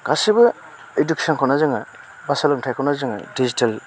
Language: Bodo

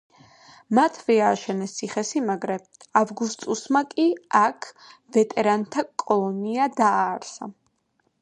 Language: Georgian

